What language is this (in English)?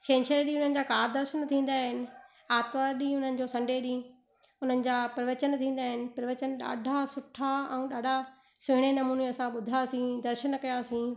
Sindhi